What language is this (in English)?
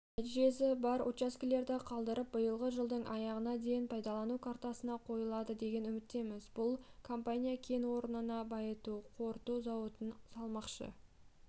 Kazakh